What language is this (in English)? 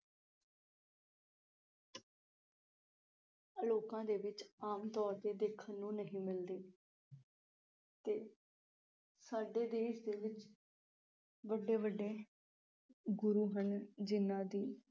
Punjabi